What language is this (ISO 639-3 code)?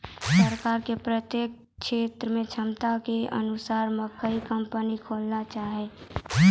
mai